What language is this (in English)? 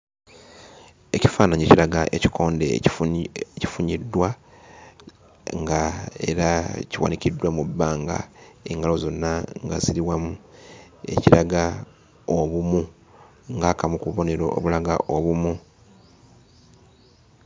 Ganda